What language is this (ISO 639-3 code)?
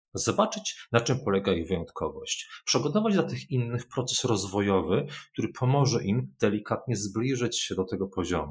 pol